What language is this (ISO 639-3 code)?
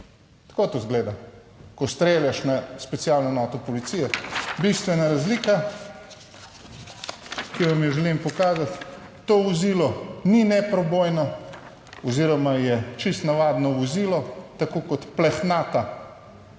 slv